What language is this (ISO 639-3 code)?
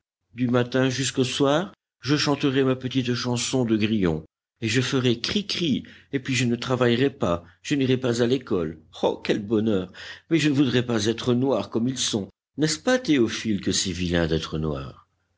fra